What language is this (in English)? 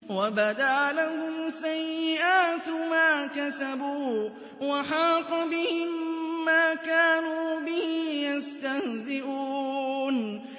Arabic